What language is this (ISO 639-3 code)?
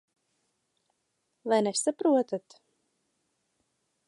lav